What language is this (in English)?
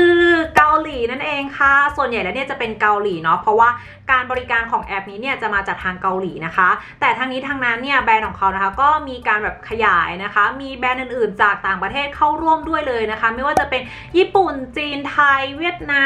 Thai